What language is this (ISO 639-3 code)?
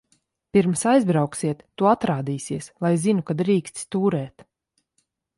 lav